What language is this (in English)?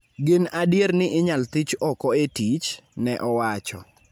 Luo (Kenya and Tanzania)